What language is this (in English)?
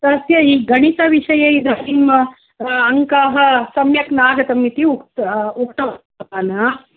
Sanskrit